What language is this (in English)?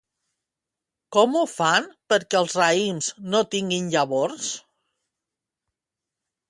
Catalan